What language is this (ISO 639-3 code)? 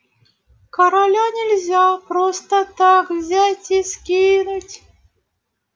rus